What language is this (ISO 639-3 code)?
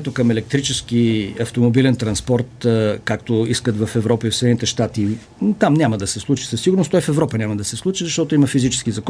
bul